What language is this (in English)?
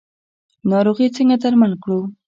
Pashto